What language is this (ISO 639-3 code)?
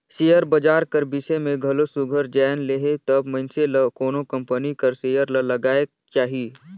hne